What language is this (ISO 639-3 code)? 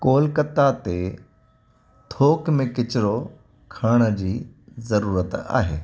snd